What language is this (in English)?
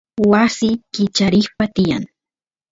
Santiago del Estero Quichua